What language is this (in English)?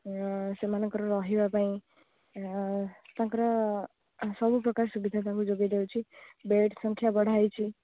Odia